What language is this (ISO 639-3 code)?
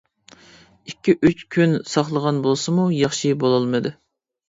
uig